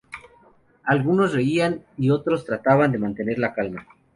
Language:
Spanish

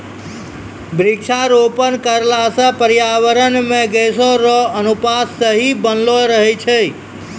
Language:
Maithili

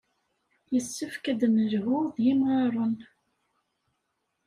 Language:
Kabyle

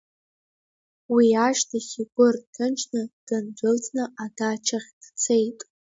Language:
Abkhazian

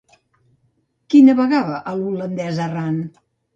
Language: Catalan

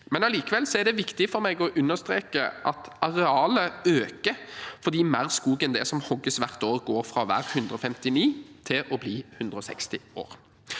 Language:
Norwegian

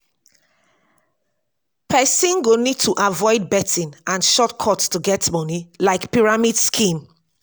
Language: Nigerian Pidgin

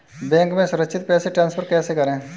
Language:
Hindi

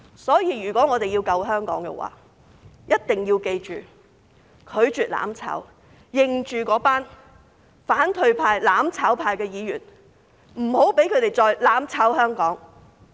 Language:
Cantonese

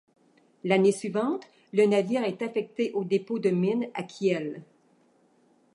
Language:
French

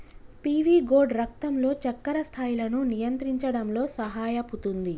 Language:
Telugu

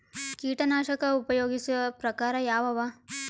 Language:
Kannada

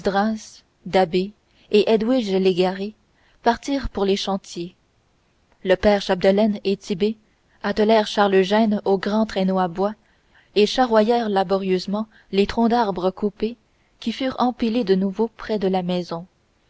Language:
French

